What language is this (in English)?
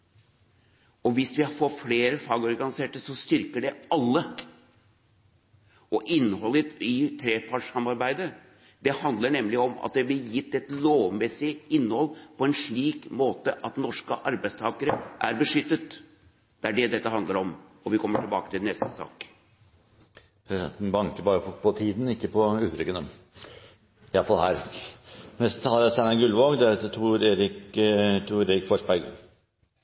Norwegian Bokmål